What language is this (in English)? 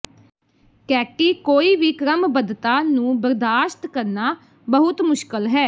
Punjabi